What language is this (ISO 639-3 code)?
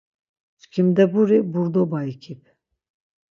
lzz